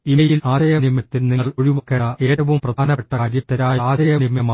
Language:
Malayalam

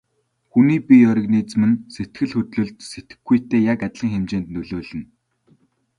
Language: Mongolian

